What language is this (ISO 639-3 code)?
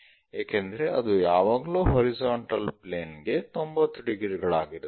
kan